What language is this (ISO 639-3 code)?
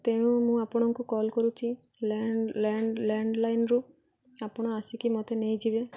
ori